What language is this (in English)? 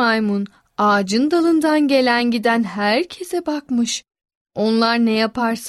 Turkish